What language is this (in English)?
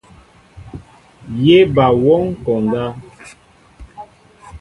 Mbo (Cameroon)